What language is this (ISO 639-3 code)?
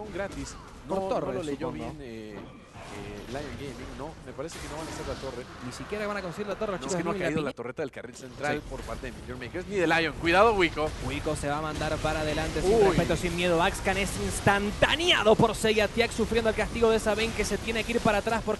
spa